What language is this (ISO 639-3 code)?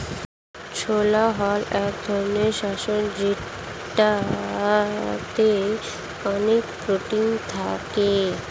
ben